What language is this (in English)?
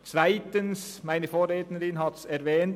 Swiss German